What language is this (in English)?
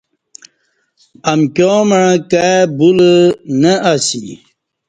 Kati